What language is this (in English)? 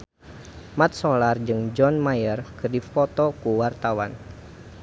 Sundanese